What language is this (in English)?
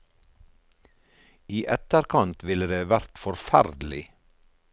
Norwegian